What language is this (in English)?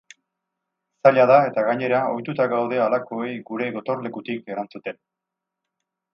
Basque